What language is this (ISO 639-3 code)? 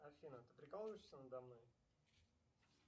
rus